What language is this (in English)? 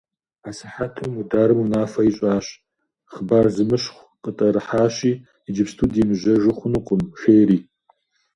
Kabardian